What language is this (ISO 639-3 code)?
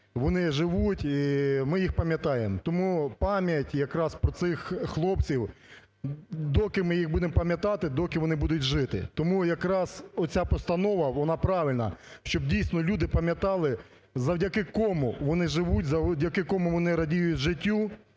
ukr